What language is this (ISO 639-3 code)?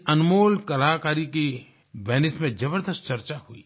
hin